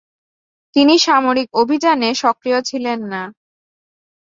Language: Bangla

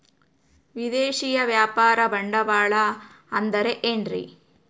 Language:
Kannada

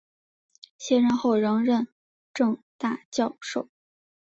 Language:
Chinese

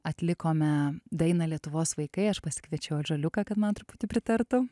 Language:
Lithuanian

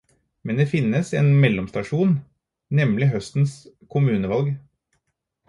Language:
Norwegian Bokmål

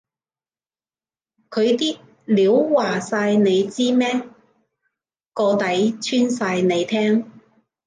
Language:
Cantonese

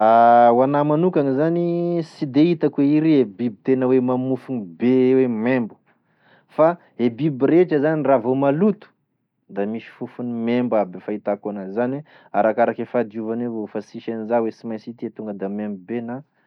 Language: Tesaka Malagasy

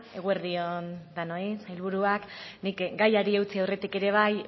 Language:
Basque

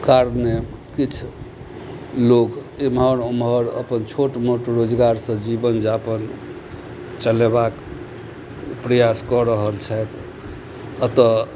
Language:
Maithili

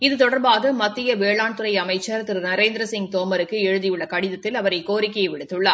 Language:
Tamil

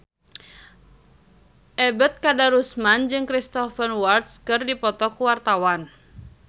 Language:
Sundanese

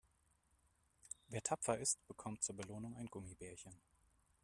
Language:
German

